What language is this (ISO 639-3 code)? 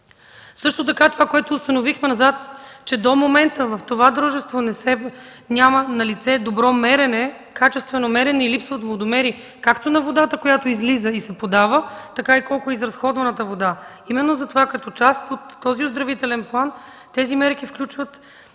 bul